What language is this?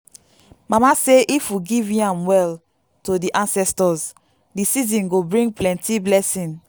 Nigerian Pidgin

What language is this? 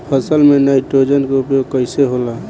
Bhojpuri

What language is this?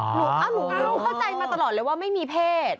Thai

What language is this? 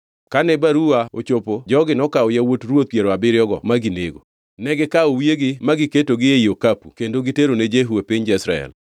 Luo (Kenya and Tanzania)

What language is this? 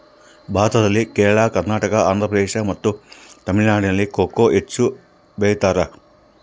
Kannada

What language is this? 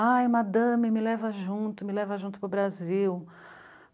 Portuguese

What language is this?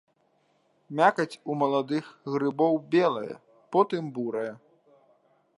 Belarusian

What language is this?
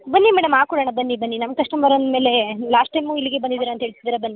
Kannada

